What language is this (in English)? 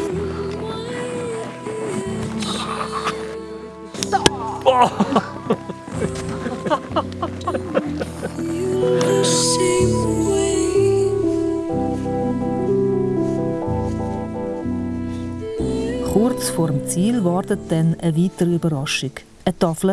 German